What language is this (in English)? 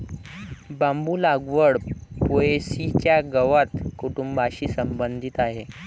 Marathi